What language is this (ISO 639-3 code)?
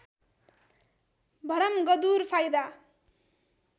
nep